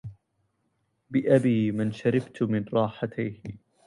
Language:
Arabic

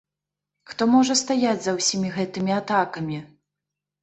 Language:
Belarusian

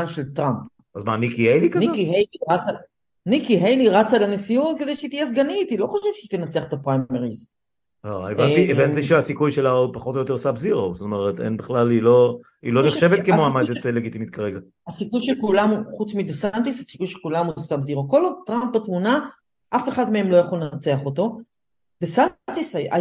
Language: Hebrew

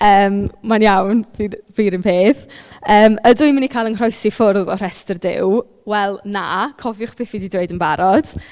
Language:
Welsh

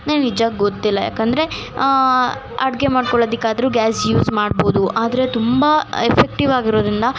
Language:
Kannada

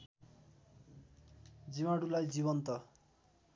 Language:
Nepali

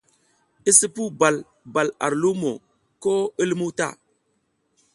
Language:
South Giziga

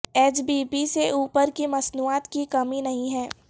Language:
Urdu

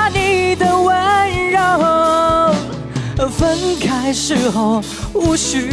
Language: Chinese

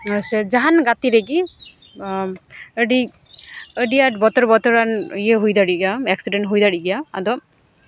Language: Santali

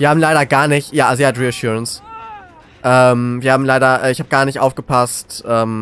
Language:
German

